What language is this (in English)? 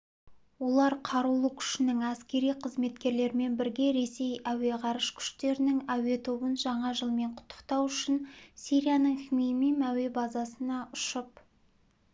Kazakh